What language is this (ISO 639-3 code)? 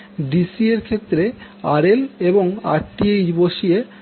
ben